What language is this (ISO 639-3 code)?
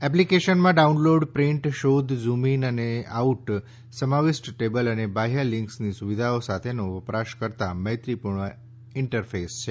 guj